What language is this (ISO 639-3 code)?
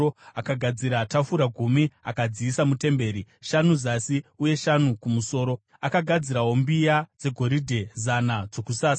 sna